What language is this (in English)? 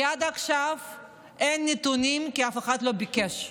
Hebrew